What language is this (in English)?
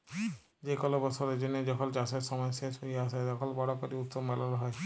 Bangla